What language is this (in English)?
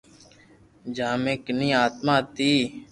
Loarki